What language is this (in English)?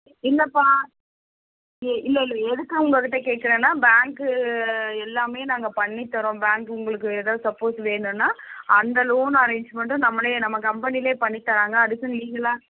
Tamil